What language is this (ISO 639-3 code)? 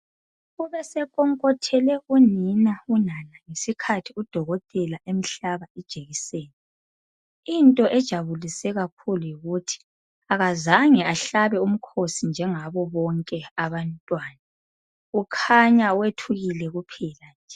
nde